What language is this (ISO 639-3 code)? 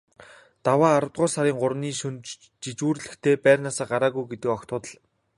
mon